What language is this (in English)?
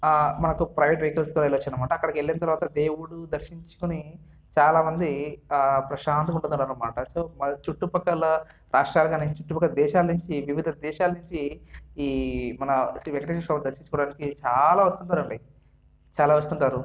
Telugu